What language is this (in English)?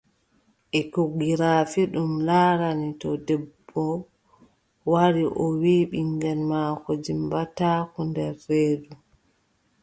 Adamawa Fulfulde